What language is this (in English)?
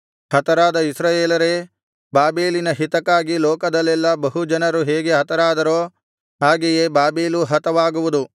Kannada